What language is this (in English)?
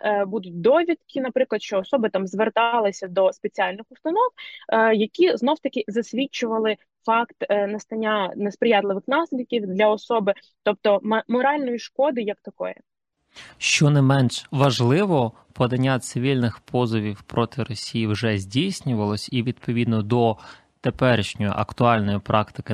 Ukrainian